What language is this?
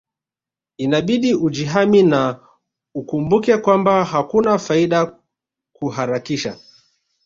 Swahili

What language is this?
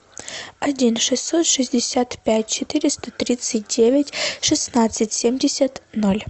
Russian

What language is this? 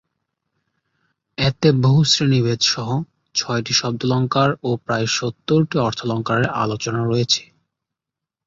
Bangla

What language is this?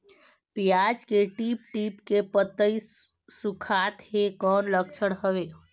Chhattisgarhi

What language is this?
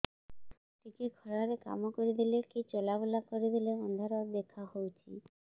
Odia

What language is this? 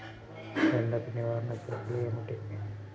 Telugu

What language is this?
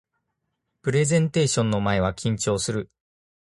Japanese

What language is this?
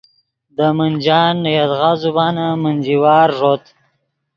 Yidgha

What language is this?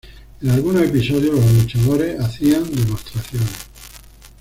Spanish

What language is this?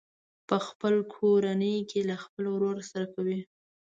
Pashto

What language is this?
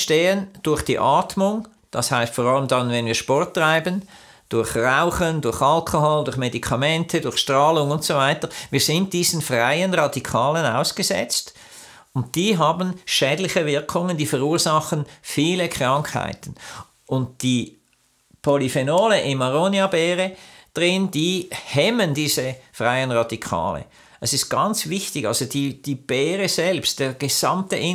German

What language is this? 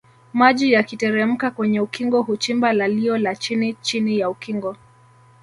Swahili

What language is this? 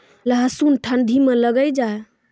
Maithili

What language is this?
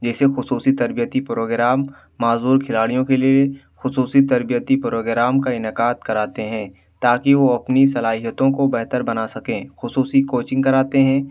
Urdu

